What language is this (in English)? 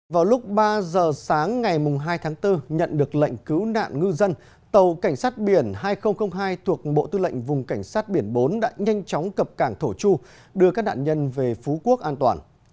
Vietnamese